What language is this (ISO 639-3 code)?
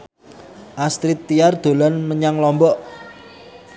jav